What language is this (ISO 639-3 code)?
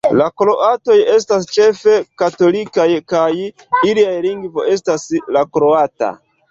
epo